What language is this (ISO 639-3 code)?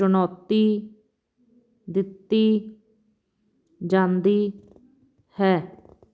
pan